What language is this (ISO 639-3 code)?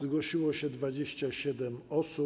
pol